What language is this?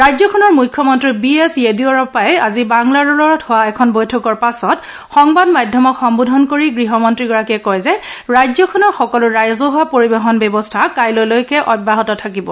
Assamese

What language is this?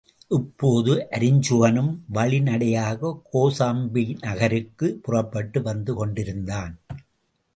Tamil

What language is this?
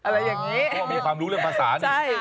Thai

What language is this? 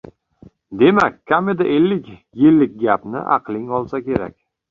Uzbek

